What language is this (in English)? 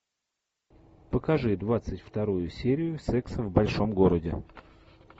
Russian